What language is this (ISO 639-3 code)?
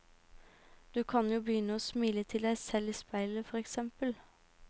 nor